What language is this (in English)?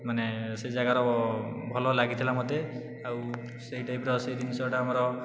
Odia